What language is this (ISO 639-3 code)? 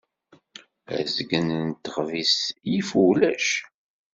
kab